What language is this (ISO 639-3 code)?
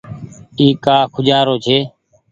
gig